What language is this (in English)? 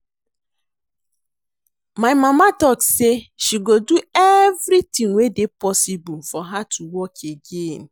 Nigerian Pidgin